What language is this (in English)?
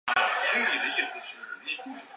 Chinese